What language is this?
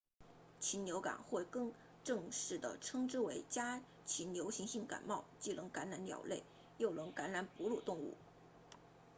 Chinese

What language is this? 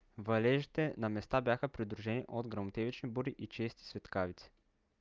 Bulgarian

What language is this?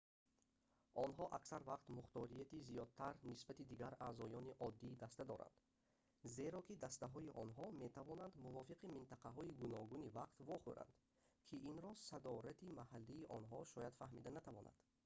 Tajik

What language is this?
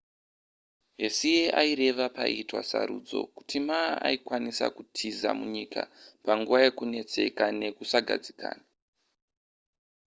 Shona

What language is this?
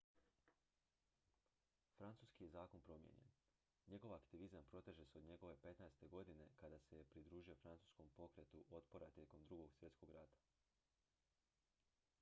Croatian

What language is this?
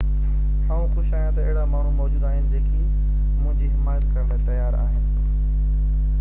Sindhi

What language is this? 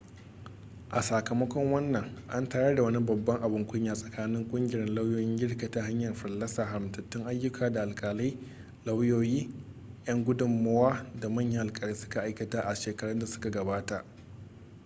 Hausa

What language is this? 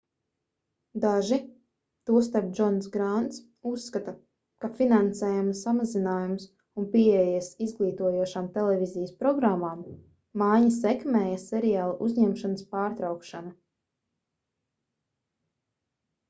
Latvian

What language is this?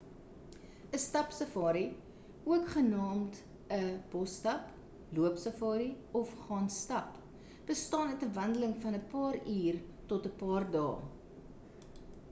Afrikaans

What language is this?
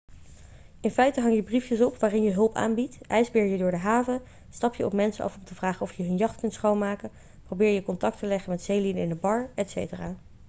Dutch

